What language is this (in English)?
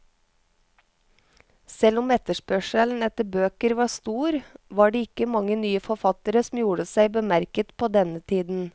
Norwegian